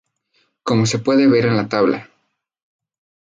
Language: Spanish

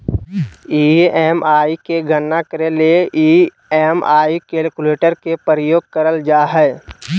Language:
Magahi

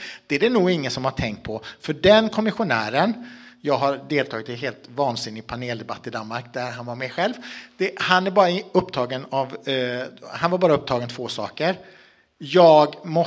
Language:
Swedish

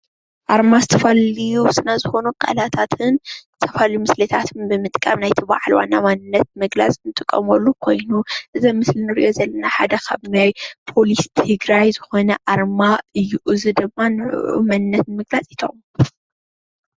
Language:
Tigrinya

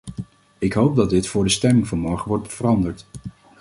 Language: Dutch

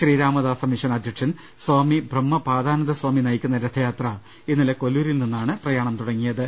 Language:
Malayalam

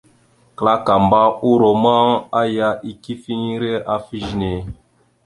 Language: Mada (Cameroon)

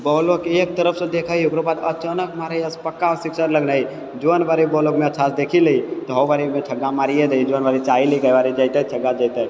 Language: Maithili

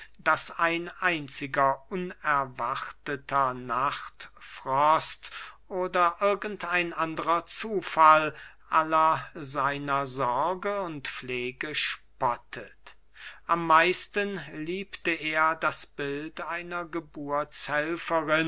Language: German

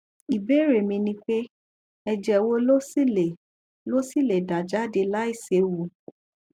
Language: Yoruba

